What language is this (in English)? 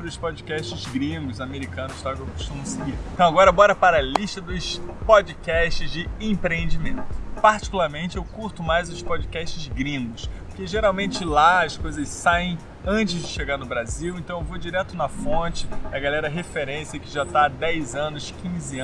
Portuguese